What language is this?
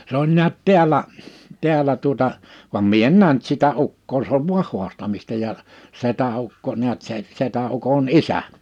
Finnish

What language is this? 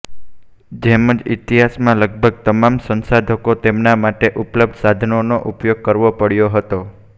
Gujarati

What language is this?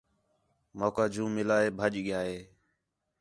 Khetrani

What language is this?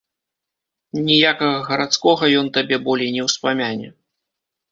Belarusian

